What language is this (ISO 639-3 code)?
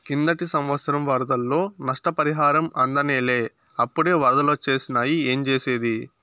tel